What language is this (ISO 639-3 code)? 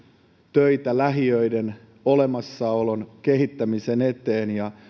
fin